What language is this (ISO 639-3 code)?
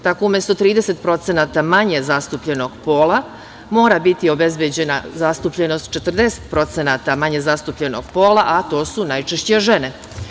srp